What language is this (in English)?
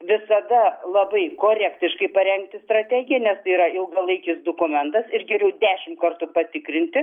Lithuanian